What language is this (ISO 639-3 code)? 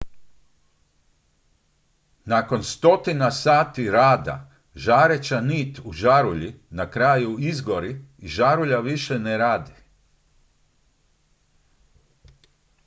hrv